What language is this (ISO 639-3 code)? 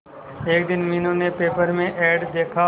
hin